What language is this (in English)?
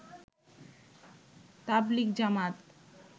Bangla